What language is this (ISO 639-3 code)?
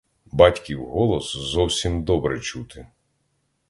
ukr